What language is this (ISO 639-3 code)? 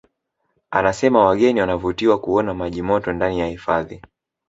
swa